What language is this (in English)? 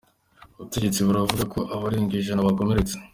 Kinyarwanda